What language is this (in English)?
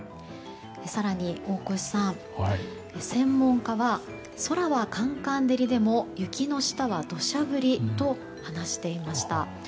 Japanese